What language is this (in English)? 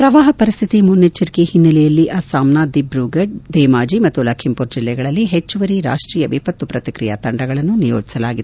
Kannada